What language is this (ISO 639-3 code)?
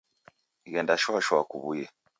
dav